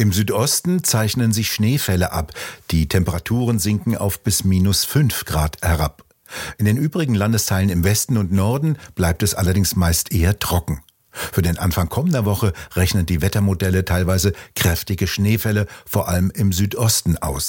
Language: German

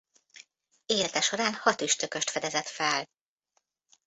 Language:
Hungarian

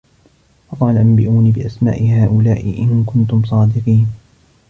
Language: Arabic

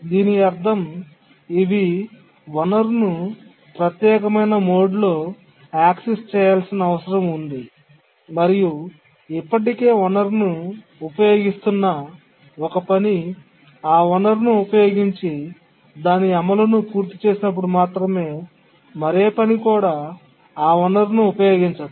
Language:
Telugu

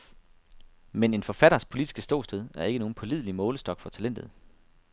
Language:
Danish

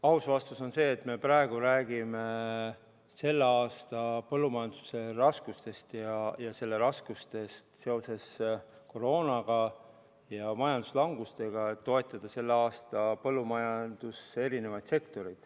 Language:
Estonian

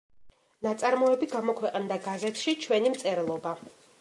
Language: Georgian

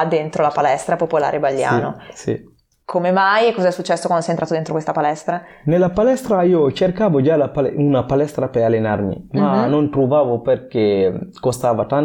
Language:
Italian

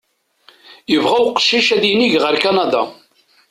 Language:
Kabyle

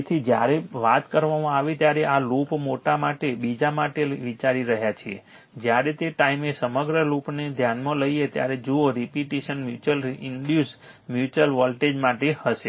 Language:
Gujarati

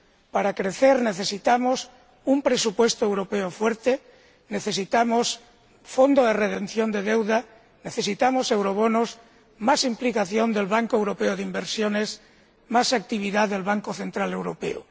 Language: Spanish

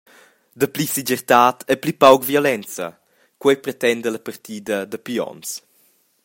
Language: Romansh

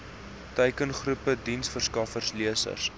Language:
Afrikaans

